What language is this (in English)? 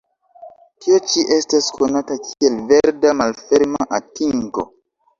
Esperanto